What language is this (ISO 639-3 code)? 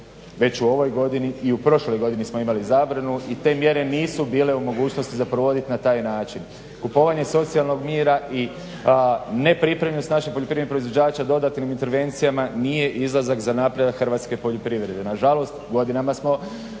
hrv